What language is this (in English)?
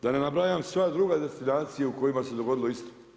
Croatian